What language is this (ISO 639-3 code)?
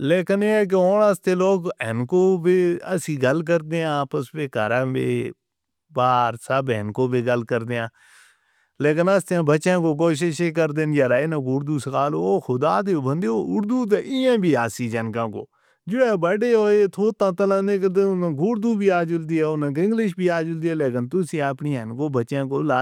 hno